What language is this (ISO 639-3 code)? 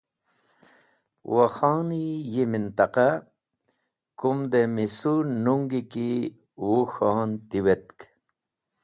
wbl